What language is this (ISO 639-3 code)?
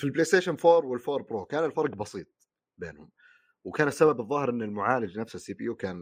ara